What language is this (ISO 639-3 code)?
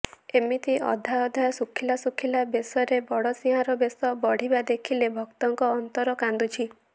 ori